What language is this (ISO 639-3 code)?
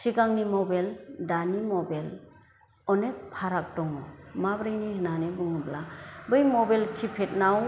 brx